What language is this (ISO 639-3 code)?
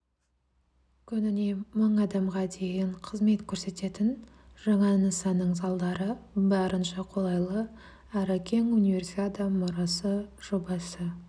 kaz